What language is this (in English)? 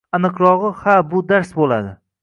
Uzbek